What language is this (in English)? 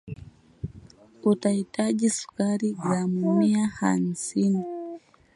Swahili